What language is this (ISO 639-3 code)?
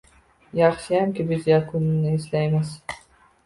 uzb